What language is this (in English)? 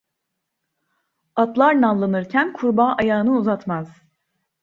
Turkish